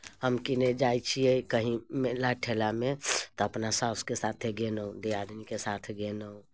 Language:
Maithili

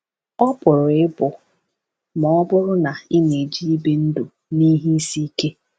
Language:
Igbo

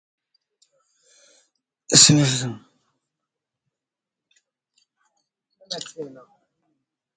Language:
English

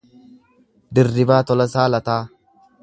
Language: Oromo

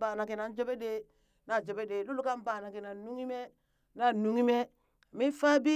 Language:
Burak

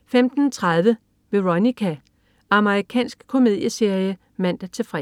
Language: Danish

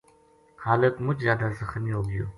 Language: Gujari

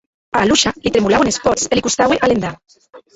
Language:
Occitan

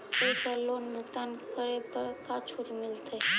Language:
Magahi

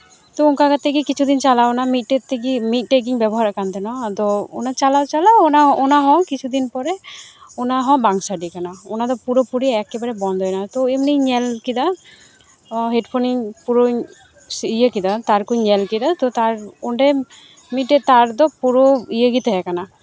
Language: Santali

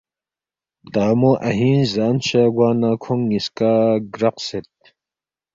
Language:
Balti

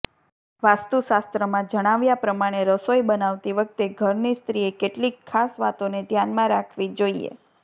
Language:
Gujarati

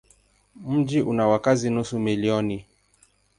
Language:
Swahili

